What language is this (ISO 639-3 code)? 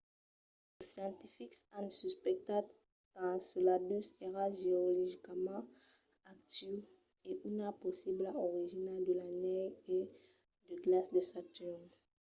oci